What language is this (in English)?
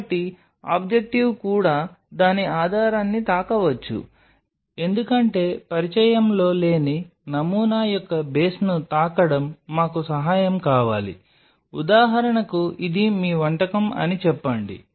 Telugu